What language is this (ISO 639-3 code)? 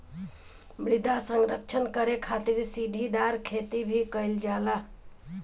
bho